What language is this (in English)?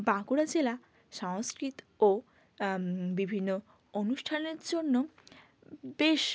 Bangla